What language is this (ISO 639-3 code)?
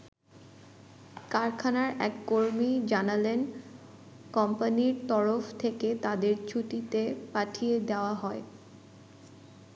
ben